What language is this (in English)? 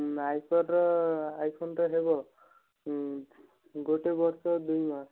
Odia